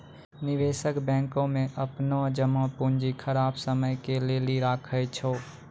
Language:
Maithili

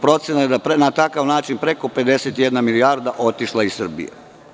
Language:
Serbian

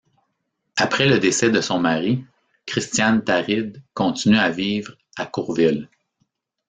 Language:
French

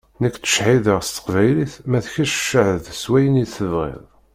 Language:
Kabyle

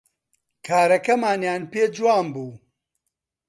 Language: Central Kurdish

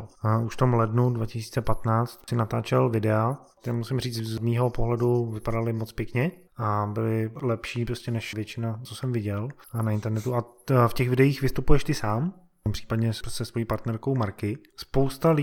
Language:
Czech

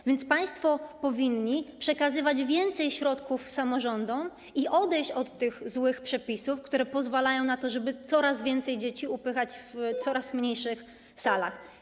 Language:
Polish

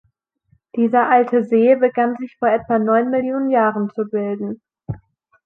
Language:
German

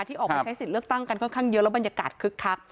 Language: Thai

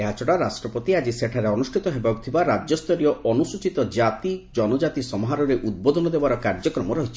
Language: Odia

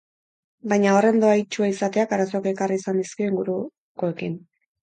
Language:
Basque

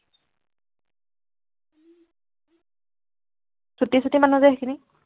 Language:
Assamese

